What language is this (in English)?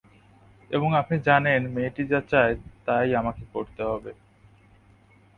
Bangla